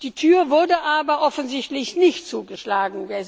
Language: German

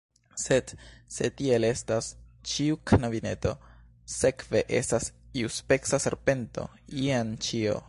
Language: Esperanto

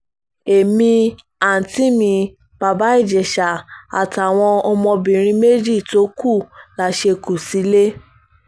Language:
Yoruba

